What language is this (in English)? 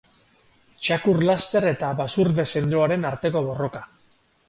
Basque